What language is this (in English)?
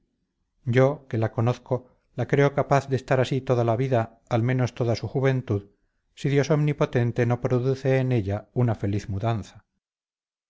Spanish